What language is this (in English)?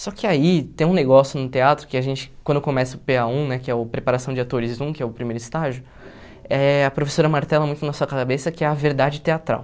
Portuguese